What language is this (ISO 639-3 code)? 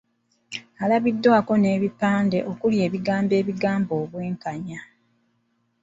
lug